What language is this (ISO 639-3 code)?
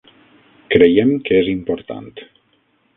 cat